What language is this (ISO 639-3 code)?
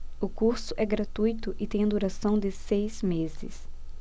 por